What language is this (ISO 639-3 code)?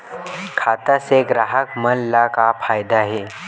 hne